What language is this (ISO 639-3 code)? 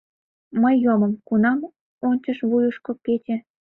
chm